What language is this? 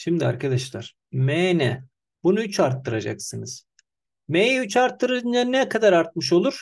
Turkish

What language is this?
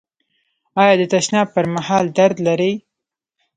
Pashto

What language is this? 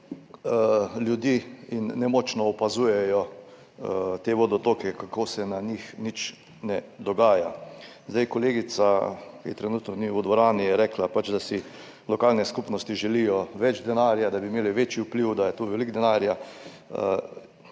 Slovenian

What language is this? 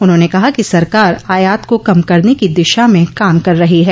Hindi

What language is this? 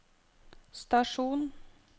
Norwegian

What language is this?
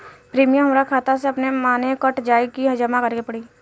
Bhojpuri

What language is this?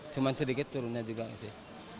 Indonesian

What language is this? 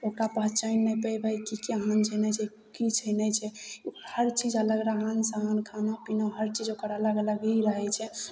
Maithili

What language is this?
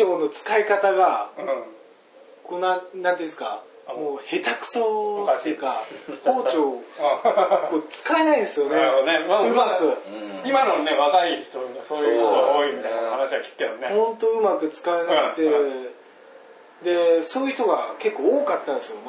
Japanese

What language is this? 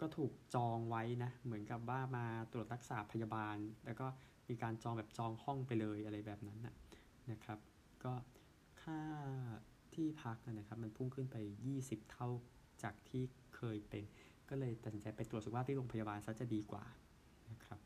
Thai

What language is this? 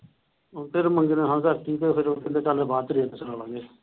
Punjabi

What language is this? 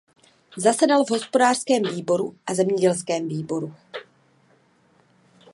Czech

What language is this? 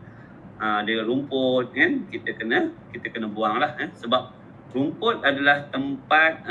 Malay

